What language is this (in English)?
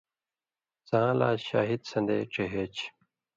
Indus Kohistani